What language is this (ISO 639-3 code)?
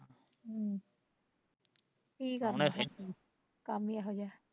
pan